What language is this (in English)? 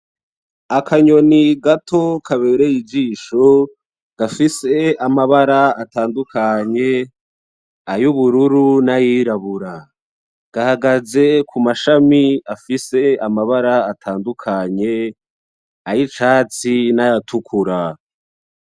Rundi